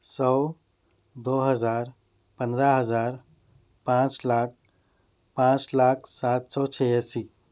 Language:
Urdu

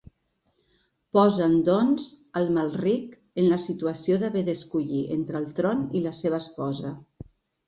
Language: Catalan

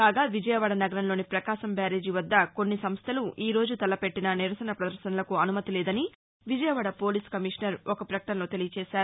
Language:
Telugu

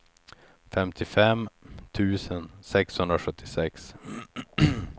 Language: Swedish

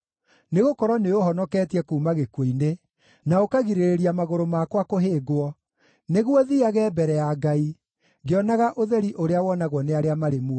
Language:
Kikuyu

